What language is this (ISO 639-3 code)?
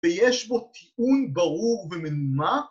heb